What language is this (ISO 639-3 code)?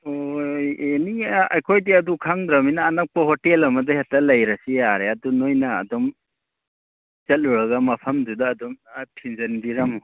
mni